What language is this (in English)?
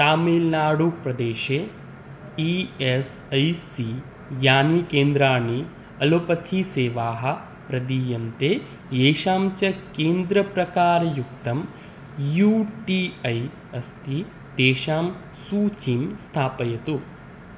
Sanskrit